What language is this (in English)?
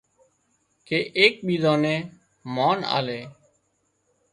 Wadiyara Koli